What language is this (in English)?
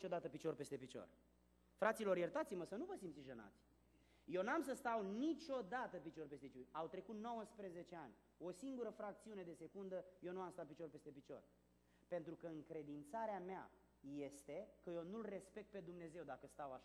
Romanian